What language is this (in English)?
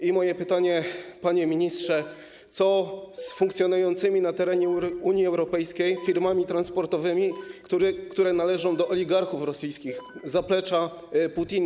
Polish